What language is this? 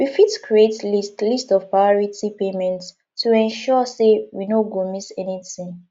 Nigerian Pidgin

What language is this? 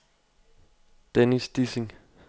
Danish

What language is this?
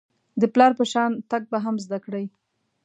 Pashto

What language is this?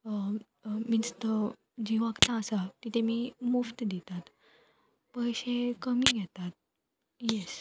Konkani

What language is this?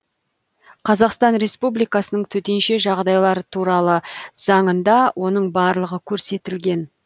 Kazakh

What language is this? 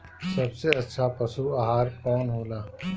Bhojpuri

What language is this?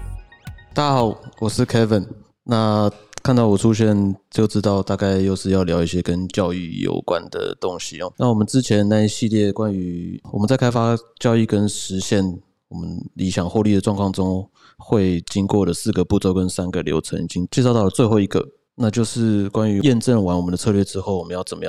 Chinese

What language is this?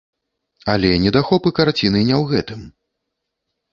Belarusian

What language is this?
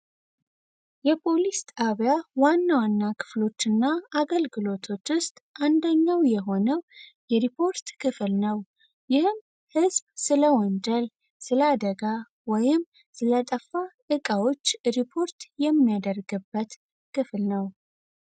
Amharic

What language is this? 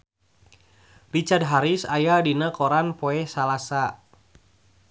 Sundanese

